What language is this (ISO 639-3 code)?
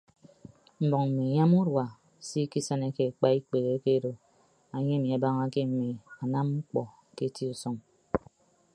ibb